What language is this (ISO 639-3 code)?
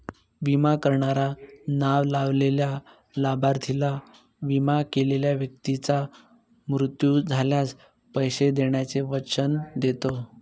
mar